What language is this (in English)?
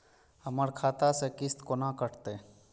Maithili